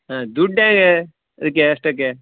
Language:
Kannada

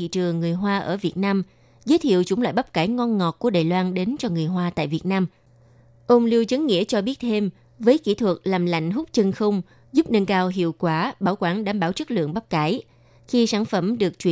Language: Vietnamese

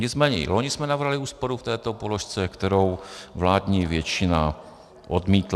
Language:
Czech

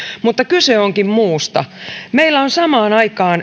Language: Finnish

